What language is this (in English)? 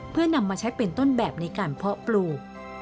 Thai